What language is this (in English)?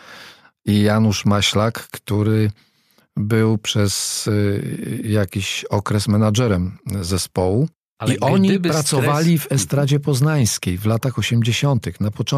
Polish